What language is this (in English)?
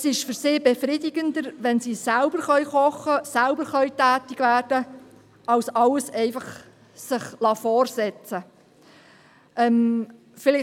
Swiss German